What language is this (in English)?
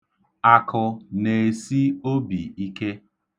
Igbo